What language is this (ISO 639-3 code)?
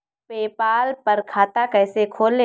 hin